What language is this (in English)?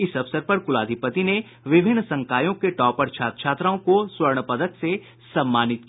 Hindi